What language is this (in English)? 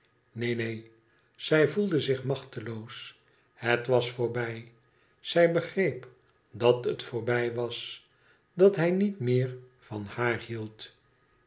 Dutch